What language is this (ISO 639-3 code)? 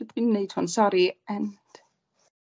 cym